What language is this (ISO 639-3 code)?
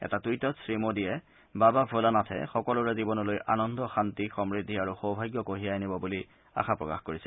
asm